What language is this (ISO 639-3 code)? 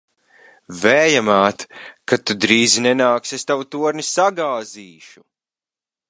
lav